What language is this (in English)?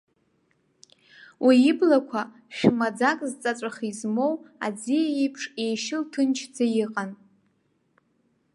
Abkhazian